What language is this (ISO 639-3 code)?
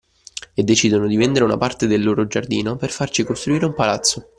ita